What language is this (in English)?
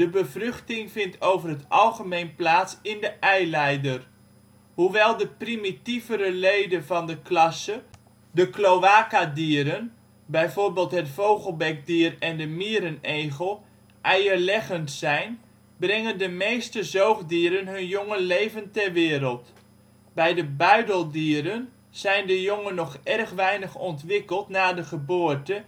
Dutch